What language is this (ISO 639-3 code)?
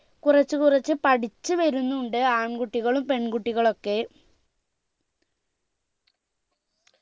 mal